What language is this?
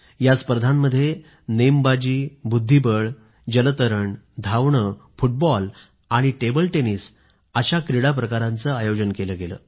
Marathi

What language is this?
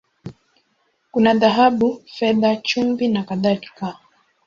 Swahili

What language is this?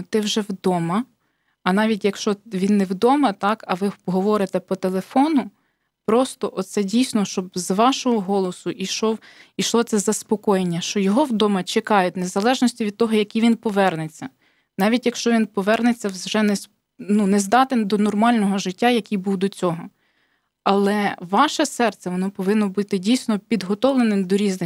Ukrainian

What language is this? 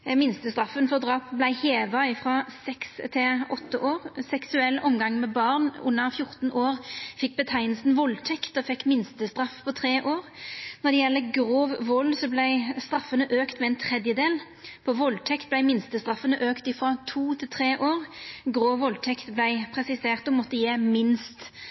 Norwegian Nynorsk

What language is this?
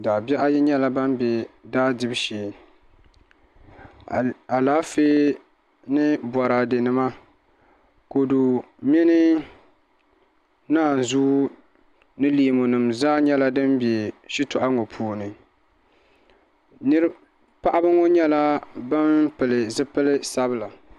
Dagbani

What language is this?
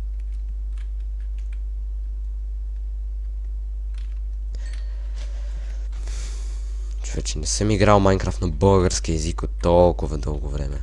Bulgarian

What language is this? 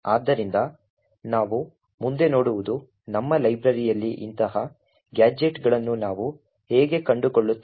Kannada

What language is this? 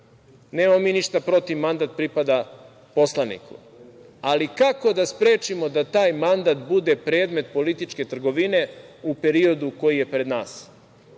Serbian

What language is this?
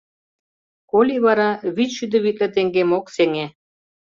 Mari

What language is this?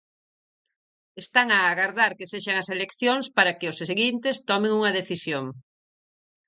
Galician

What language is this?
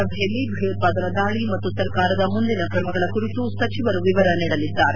Kannada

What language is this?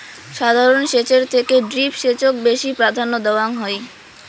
Bangla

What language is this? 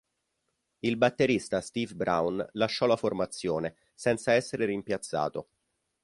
Italian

